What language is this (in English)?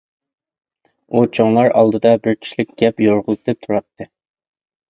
Uyghur